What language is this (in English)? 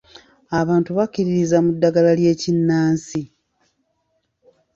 Ganda